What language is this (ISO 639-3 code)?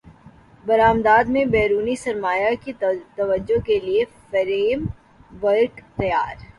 urd